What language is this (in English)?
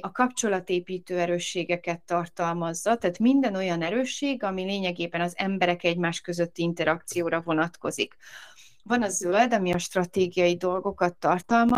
Hungarian